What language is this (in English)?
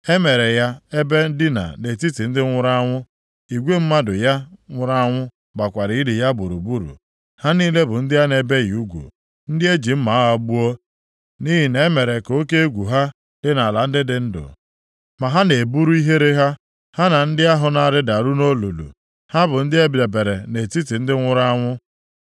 Igbo